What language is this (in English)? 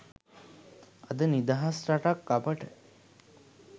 Sinhala